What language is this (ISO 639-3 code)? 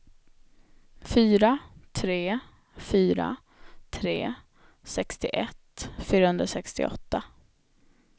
swe